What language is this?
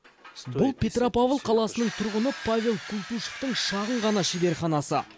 Kazakh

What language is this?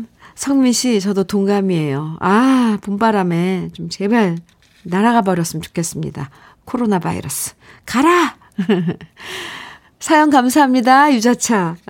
Korean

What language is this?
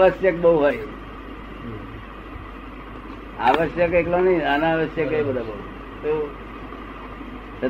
Gujarati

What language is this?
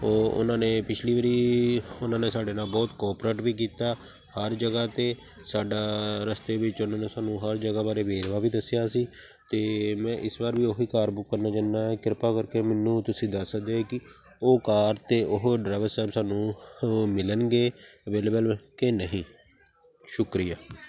Punjabi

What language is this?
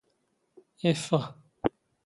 Standard Moroccan Tamazight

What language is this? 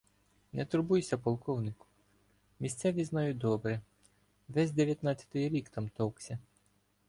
Ukrainian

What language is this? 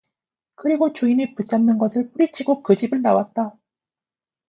Korean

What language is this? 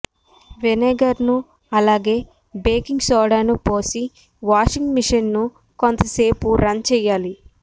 Telugu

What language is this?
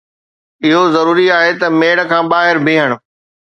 Sindhi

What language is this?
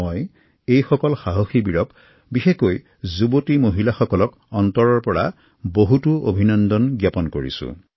Assamese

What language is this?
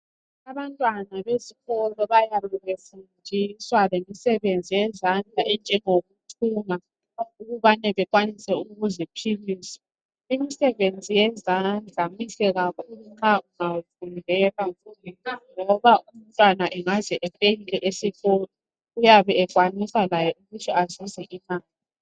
North Ndebele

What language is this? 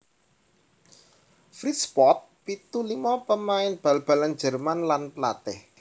Javanese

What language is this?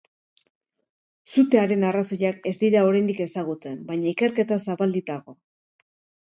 Basque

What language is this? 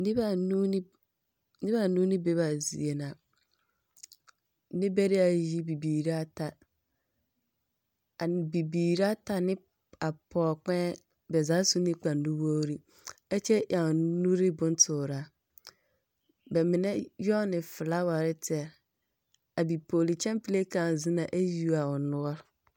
Southern Dagaare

